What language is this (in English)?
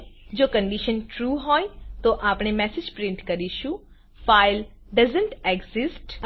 Gujarati